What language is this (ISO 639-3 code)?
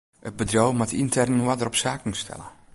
fry